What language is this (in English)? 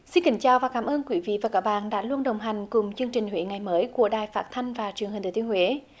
Vietnamese